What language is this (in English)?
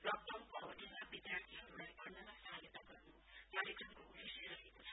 Nepali